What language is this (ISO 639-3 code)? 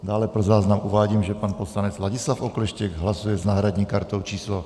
ces